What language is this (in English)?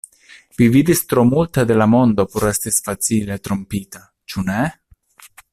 Esperanto